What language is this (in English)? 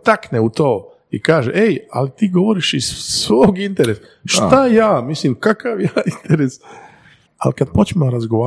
Croatian